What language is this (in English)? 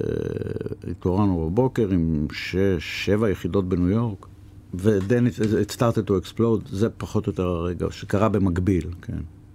Hebrew